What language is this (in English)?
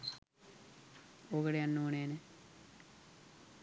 Sinhala